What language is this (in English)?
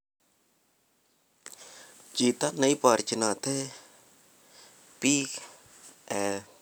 Kalenjin